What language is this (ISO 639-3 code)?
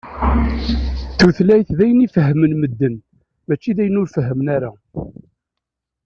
kab